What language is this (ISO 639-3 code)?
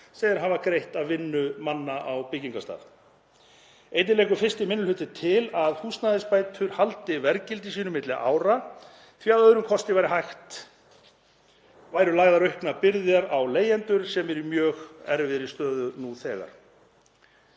isl